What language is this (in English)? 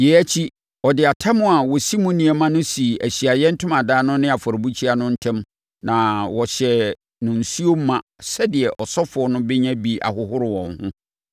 Akan